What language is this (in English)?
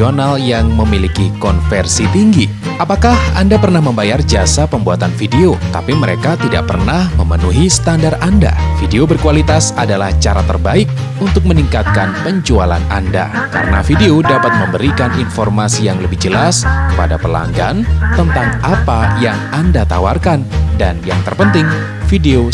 Indonesian